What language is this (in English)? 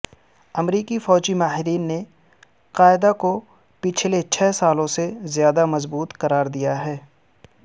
Urdu